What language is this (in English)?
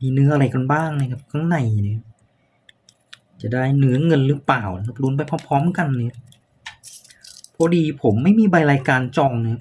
Thai